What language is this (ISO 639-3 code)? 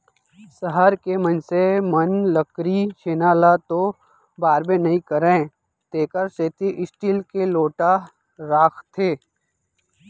hne